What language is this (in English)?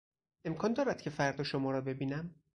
Persian